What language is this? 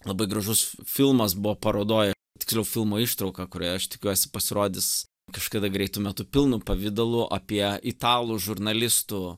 Lithuanian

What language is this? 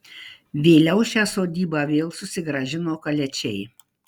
Lithuanian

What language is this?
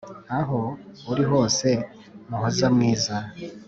Kinyarwanda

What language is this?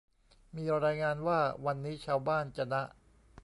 Thai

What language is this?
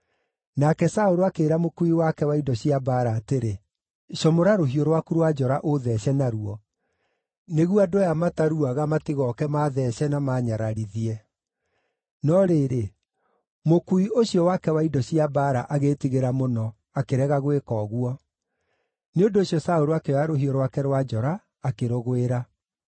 Kikuyu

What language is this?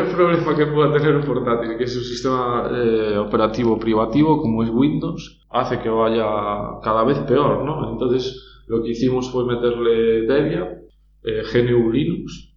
Spanish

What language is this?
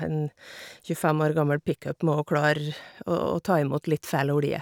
Norwegian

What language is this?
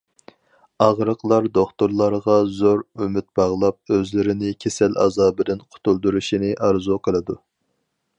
Uyghur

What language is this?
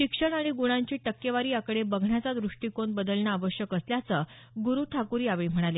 Marathi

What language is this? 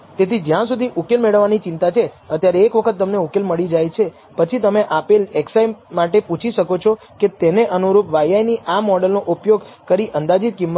Gujarati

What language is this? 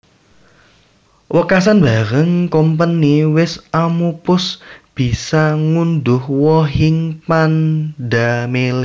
Javanese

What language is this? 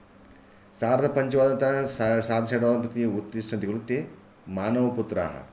Sanskrit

